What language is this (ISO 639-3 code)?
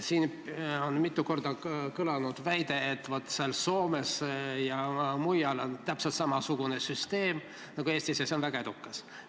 est